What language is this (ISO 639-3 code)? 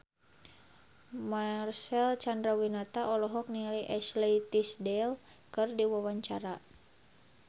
sun